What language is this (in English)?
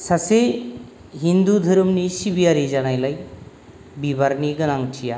Bodo